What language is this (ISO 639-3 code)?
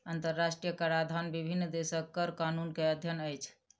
mai